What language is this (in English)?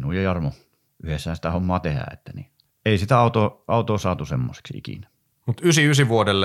Finnish